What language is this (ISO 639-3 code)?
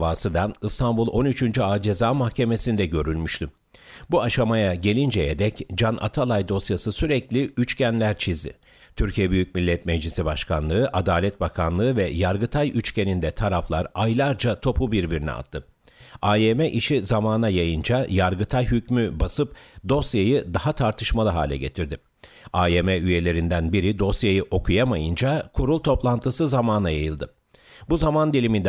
tur